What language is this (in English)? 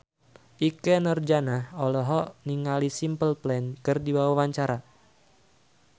Sundanese